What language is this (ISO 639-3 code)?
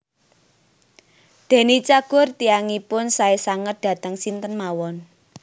jav